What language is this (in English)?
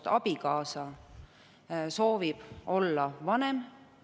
Estonian